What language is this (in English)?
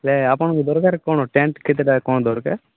Odia